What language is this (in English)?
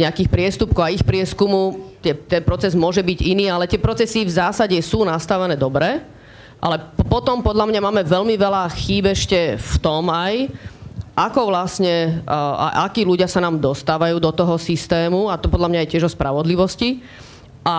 Slovak